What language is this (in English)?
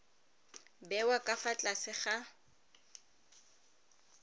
Tswana